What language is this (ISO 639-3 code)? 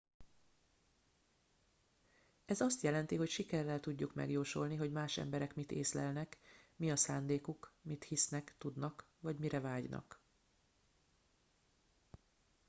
hun